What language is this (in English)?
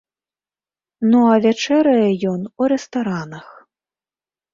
Belarusian